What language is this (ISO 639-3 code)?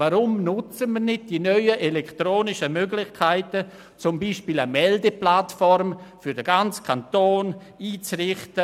gsw